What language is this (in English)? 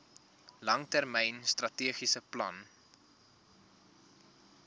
Afrikaans